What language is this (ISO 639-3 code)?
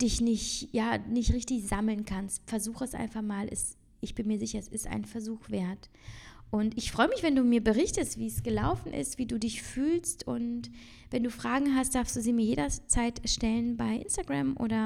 deu